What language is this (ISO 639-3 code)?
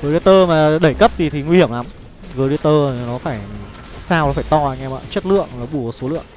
vie